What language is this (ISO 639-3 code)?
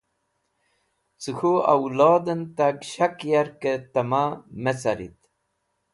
wbl